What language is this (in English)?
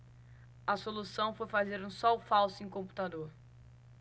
Portuguese